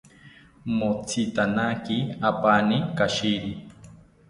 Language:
South Ucayali Ashéninka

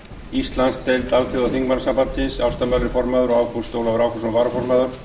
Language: Icelandic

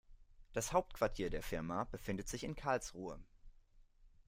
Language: German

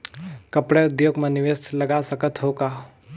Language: Chhattisgarhi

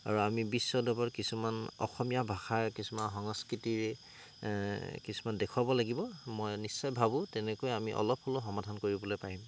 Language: Assamese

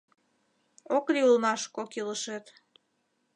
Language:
Mari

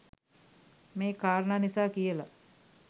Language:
Sinhala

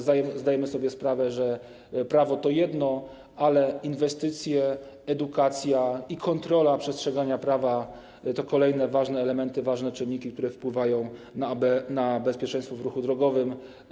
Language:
Polish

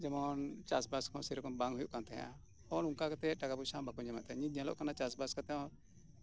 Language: Santali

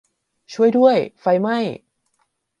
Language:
Thai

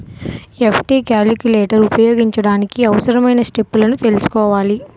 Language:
Telugu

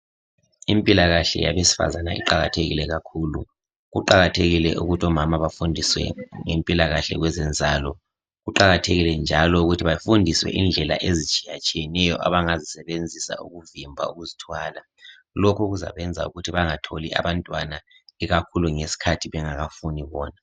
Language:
North Ndebele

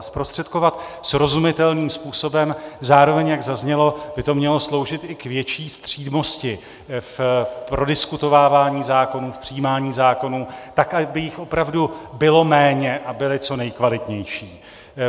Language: Czech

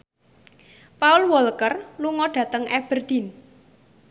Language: Javanese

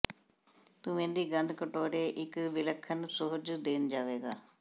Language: Punjabi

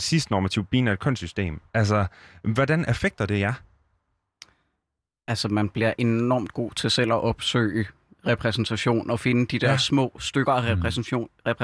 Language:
Danish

